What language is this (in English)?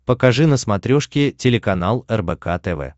Russian